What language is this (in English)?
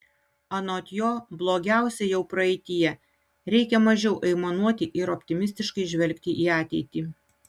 Lithuanian